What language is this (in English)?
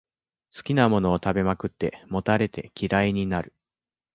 Japanese